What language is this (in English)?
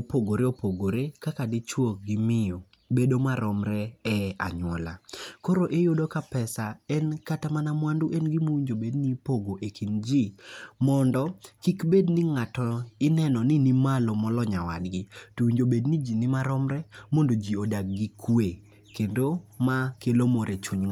Luo (Kenya and Tanzania)